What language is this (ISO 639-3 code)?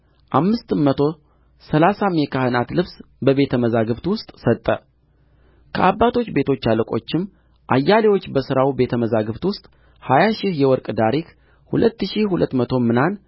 amh